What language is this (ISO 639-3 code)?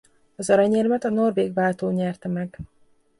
hun